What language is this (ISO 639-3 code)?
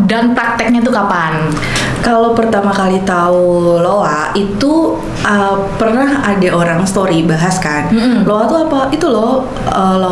ind